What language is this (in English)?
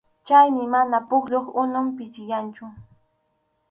Arequipa-La Unión Quechua